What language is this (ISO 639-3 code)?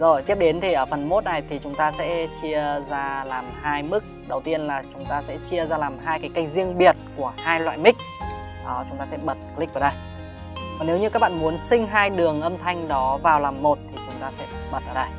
vie